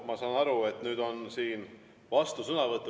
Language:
Estonian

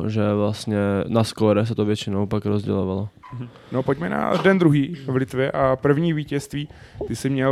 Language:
Czech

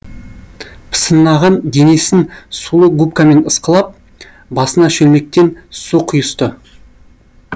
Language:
Kazakh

